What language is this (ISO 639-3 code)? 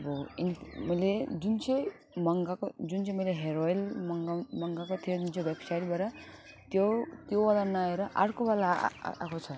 nep